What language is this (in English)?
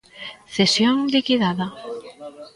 Galician